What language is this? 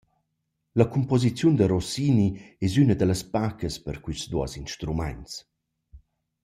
Romansh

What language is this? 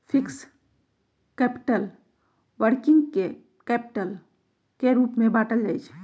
Magahi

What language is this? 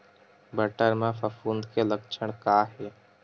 Chhattisgarhi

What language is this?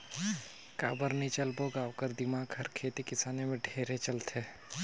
Chhattisgarhi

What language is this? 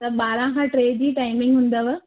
Sindhi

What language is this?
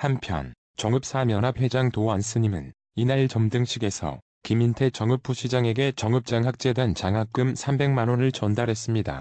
Korean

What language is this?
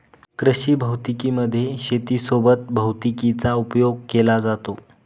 Marathi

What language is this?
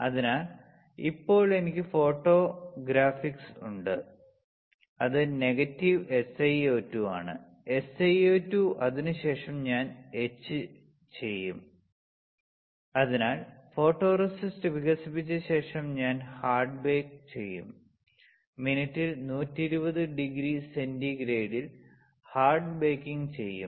Malayalam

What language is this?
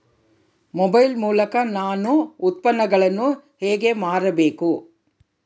Kannada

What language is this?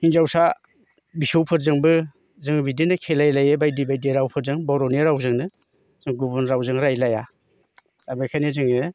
Bodo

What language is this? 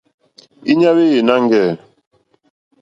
Mokpwe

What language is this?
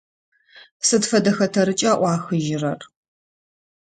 Adyghe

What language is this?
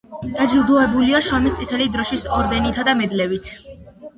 Georgian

